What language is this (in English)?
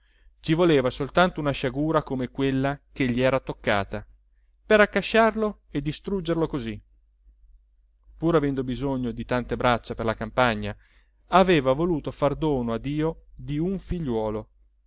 Italian